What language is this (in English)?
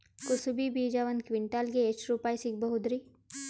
Kannada